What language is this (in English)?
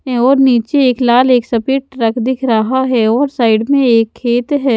Hindi